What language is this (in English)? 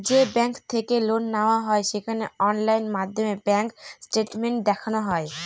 Bangla